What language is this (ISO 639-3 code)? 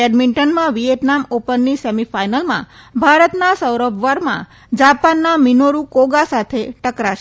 guj